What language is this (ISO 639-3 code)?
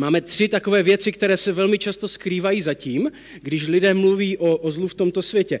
ces